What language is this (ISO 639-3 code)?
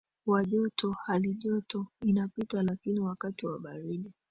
swa